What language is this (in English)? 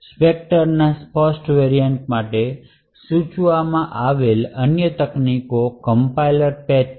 Gujarati